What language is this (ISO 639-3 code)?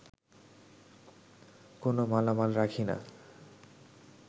ben